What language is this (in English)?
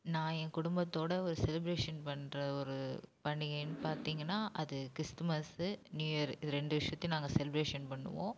Tamil